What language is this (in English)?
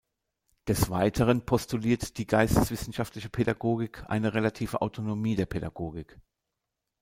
German